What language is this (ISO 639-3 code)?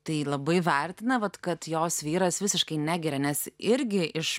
lit